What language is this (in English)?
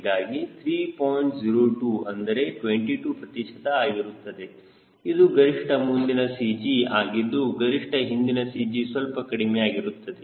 Kannada